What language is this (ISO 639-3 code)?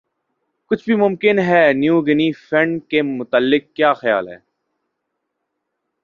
urd